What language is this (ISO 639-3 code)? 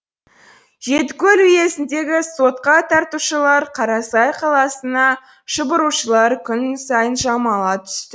kaz